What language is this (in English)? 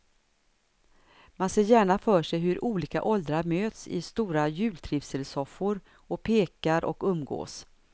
Swedish